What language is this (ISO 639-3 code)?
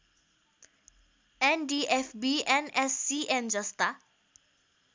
nep